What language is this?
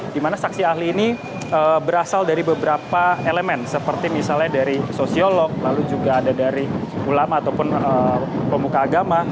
Indonesian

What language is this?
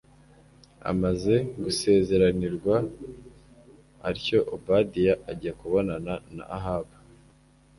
Kinyarwanda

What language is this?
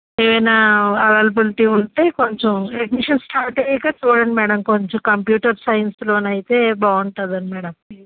Telugu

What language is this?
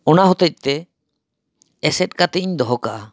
Santali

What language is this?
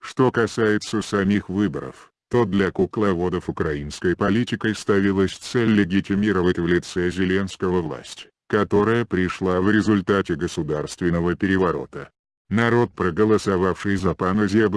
Russian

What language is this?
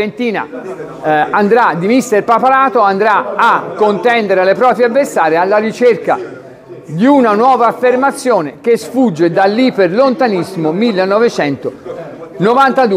Italian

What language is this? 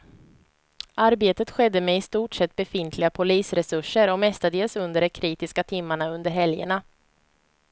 Swedish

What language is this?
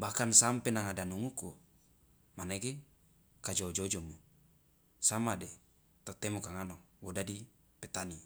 Loloda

